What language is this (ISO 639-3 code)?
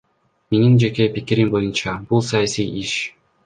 kir